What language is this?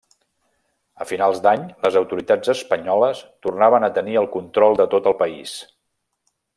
Catalan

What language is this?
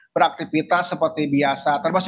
Indonesian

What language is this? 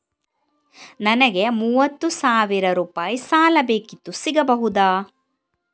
Kannada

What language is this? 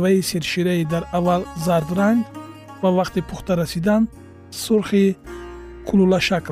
Persian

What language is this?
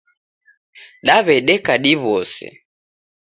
Taita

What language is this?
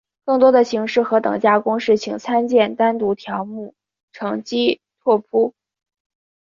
Chinese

